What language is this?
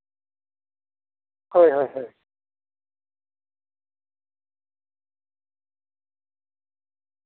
Santali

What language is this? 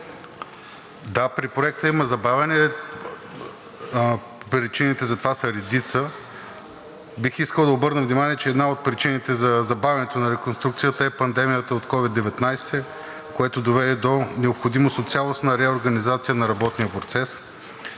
Bulgarian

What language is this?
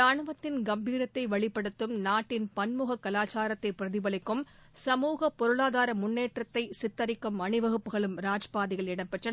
Tamil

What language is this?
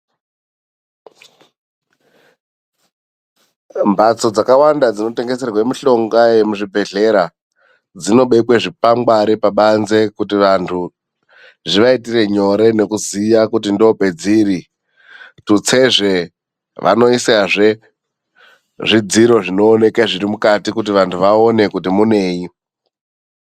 Ndau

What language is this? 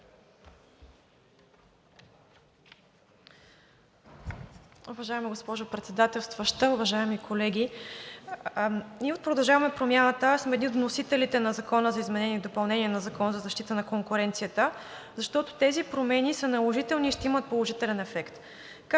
Bulgarian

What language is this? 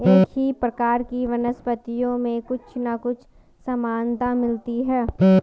Hindi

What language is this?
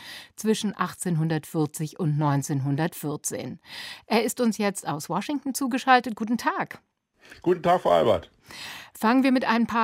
German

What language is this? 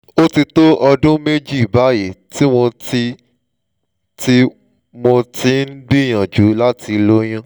Yoruba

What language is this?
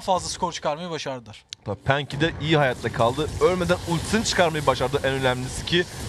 Turkish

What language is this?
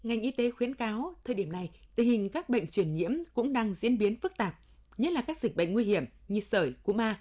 Vietnamese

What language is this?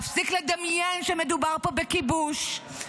Hebrew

